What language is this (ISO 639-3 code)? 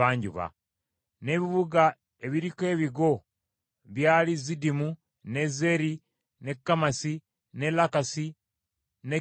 lug